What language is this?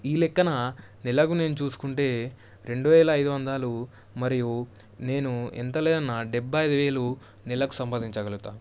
Telugu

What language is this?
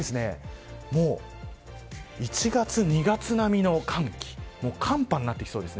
Japanese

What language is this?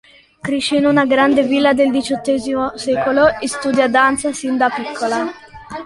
Italian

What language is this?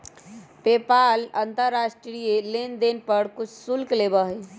Magahi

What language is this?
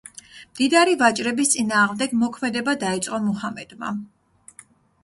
Georgian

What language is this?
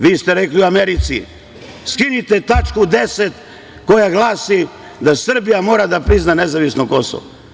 Serbian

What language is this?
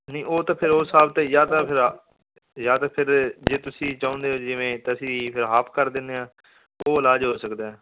Punjabi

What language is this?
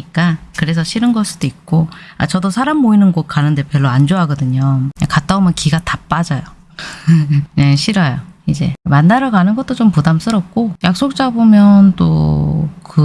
Korean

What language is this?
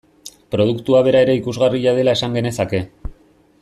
Basque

